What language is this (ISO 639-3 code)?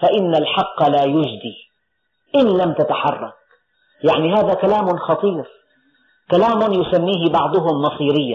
ara